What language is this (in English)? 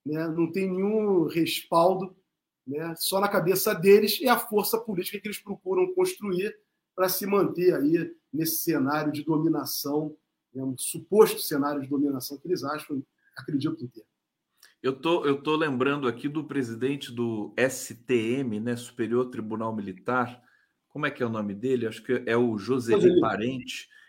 Portuguese